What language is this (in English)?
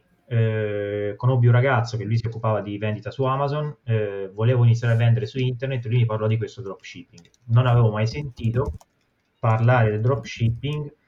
Italian